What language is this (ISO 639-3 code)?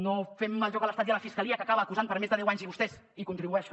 cat